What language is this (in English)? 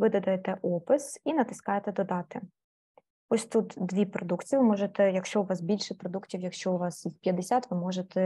Ukrainian